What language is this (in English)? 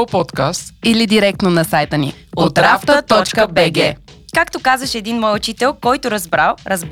Bulgarian